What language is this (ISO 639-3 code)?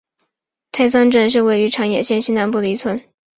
zho